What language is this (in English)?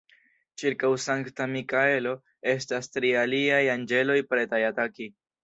Esperanto